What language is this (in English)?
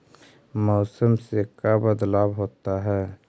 Magahi